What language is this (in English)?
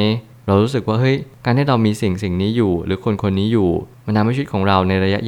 Thai